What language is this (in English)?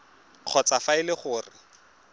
Tswana